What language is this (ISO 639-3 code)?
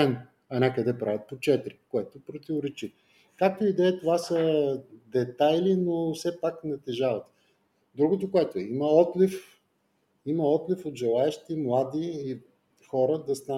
bul